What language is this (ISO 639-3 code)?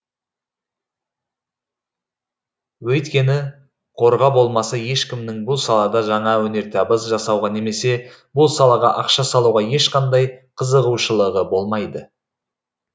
kaz